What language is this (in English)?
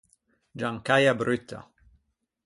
Ligurian